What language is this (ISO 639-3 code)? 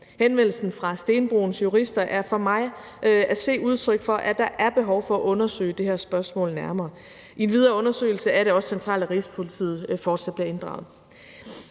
dan